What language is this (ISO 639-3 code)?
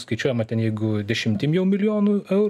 lit